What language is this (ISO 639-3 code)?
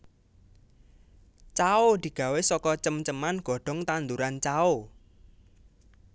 jav